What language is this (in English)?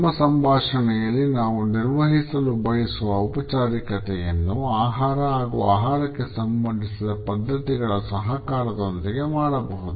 Kannada